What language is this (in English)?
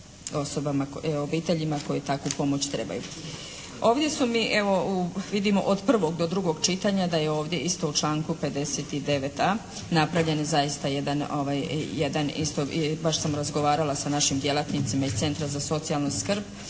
Croatian